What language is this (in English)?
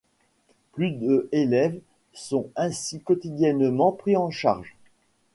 French